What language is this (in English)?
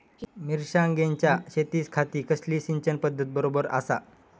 Marathi